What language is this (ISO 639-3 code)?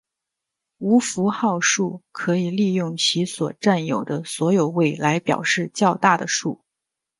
zho